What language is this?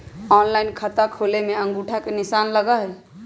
Magahi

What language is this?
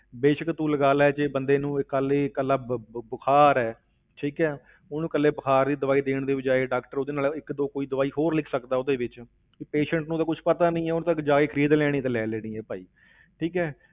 Punjabi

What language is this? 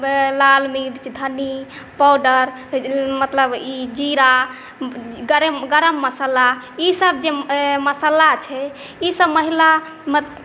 Maithili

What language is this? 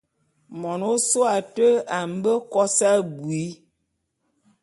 Bulu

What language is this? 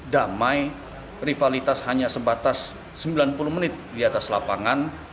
Indonesian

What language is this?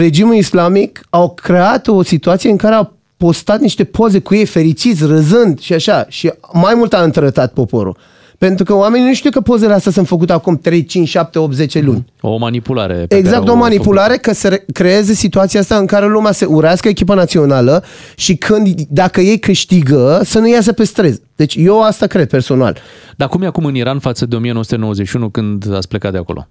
Romanian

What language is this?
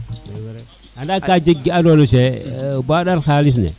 Serer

